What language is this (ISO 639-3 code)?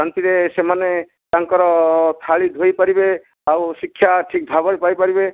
ori